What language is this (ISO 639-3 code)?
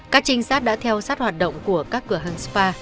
vie